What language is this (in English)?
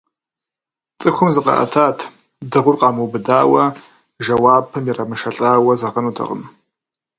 Kabardian